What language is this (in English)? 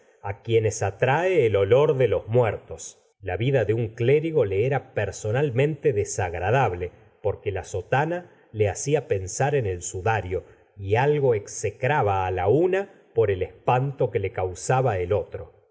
Spanish